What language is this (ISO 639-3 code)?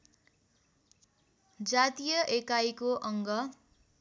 nep